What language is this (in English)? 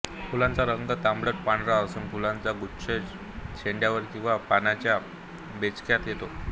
Marathi